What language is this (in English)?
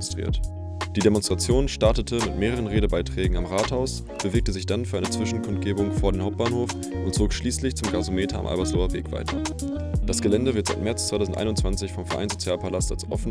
German